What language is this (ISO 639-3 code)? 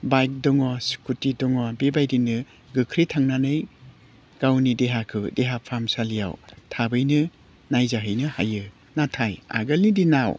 brx